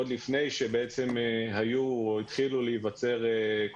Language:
Hebrew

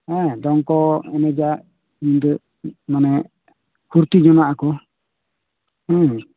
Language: Santali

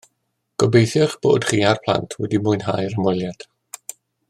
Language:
Welsh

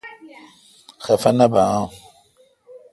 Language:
Kalkoti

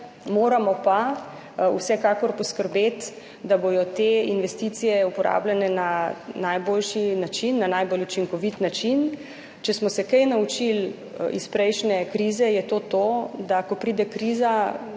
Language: Slovenian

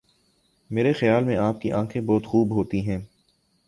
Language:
Urdu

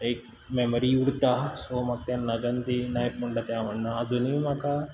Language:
Konkani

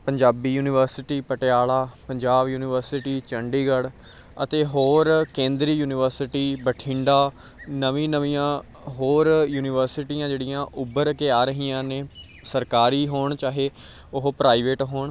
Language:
Punjabi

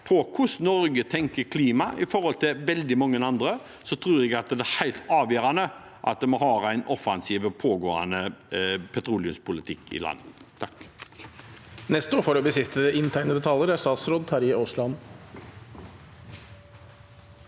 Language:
Norwegian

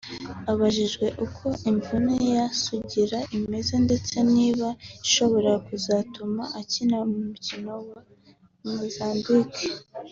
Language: Kinyarwanda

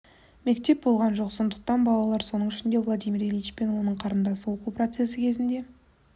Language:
Kazakh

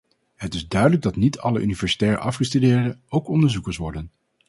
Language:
Dutch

